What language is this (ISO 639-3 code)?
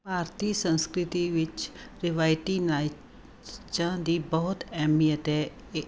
pan